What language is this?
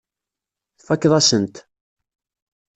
Kabyle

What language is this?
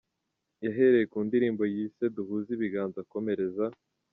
Kinyarwanda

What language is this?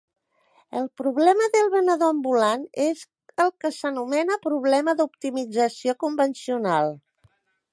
Catalan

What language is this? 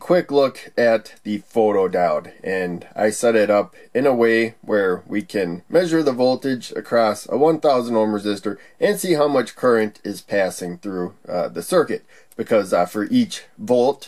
English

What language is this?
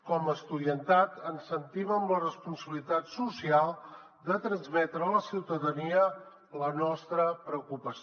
Catalan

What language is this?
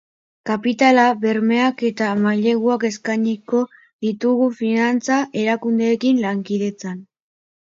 Basque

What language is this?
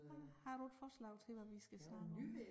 Danish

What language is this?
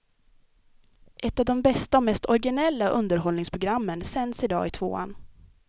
Swedish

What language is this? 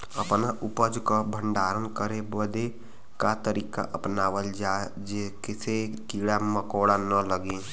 Bhojpuri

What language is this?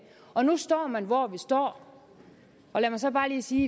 Danish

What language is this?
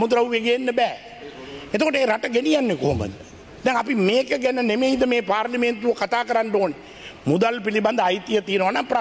Indonesian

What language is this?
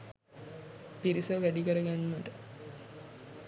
Sinhala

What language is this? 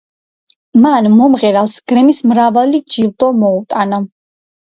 Georgian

